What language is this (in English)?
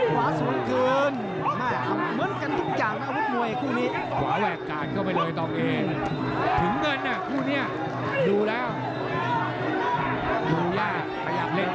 Thai